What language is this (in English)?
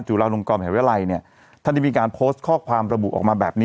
Thai